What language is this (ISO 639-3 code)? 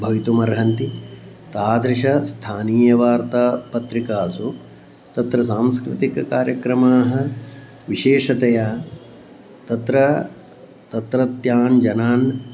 san